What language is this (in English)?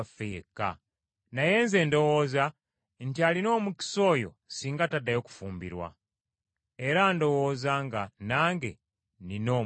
Ganda